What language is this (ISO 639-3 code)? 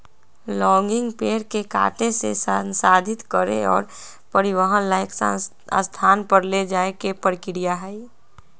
mag